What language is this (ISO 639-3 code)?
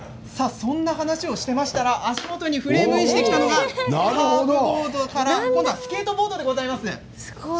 jpn